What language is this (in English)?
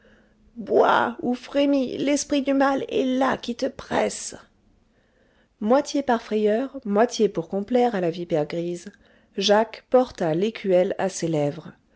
French